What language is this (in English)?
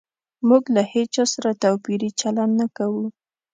Pashto